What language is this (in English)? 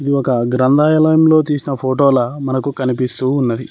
Telugu